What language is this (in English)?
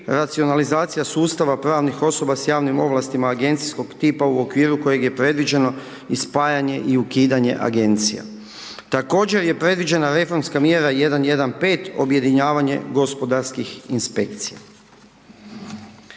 Croatian